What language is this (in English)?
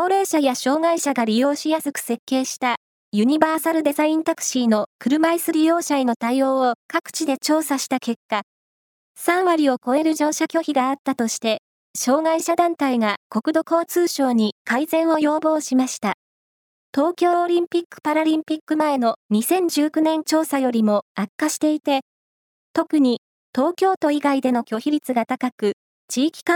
Japanese